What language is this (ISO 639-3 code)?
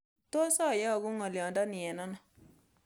kln